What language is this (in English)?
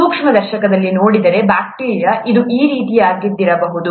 Kannada